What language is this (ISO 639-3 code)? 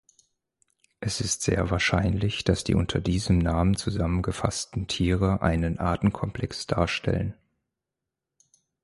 deu